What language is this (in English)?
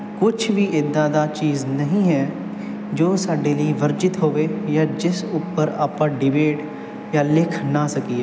Punjabi